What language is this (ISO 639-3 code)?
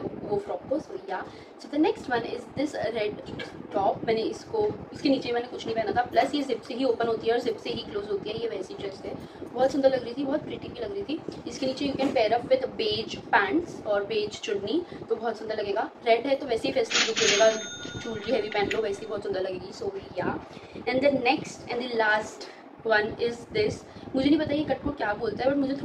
hin